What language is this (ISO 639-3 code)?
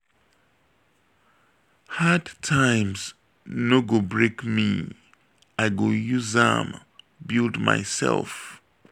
pcm